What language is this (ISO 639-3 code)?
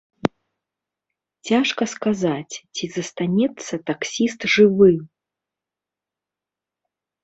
bel